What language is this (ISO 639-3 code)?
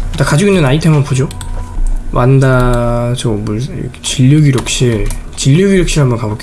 kor